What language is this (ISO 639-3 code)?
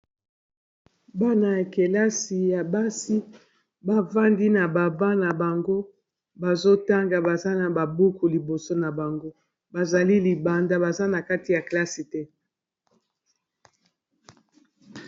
lin